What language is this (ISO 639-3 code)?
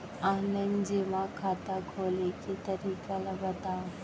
hne